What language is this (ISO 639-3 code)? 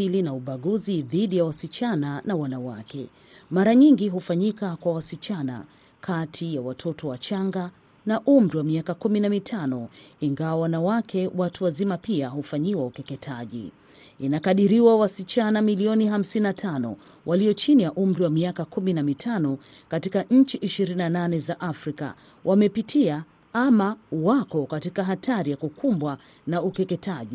swa